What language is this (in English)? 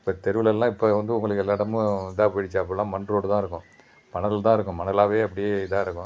Tamil